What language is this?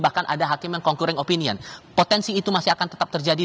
Indonesian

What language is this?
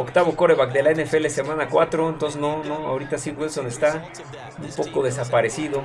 Spanish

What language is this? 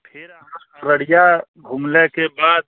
Maithili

